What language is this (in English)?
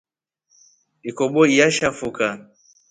Rombo